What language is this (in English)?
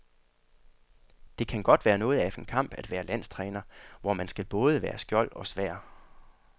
Danish